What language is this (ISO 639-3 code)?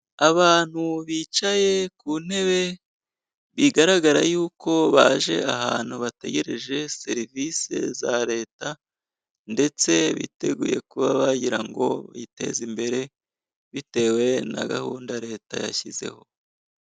kin